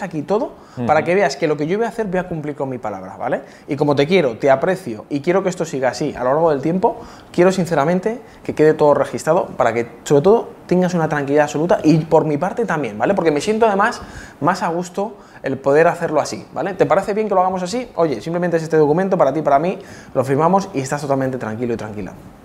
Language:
Spanish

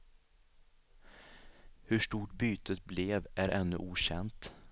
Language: Swedish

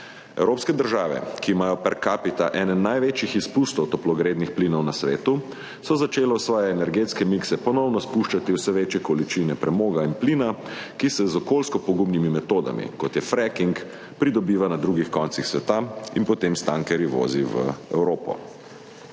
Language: Slovenian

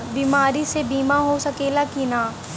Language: Bhojpuri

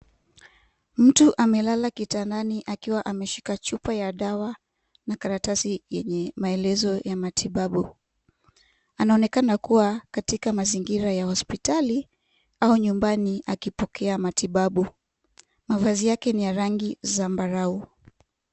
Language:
Swahili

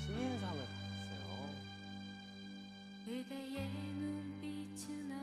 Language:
Korean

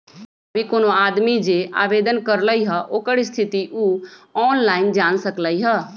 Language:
Magahi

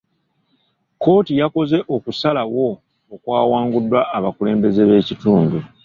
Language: Ganda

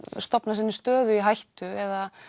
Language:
Icelandic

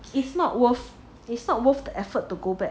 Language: English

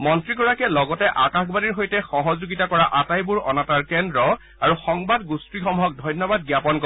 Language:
Assamese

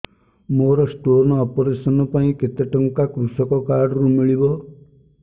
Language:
Odia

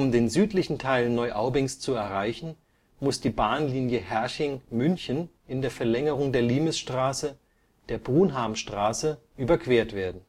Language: German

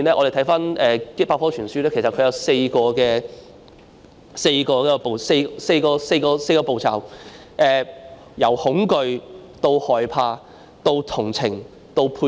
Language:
Cantonese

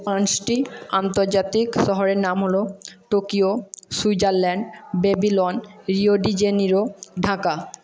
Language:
Bangla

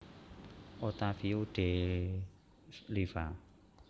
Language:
Javanese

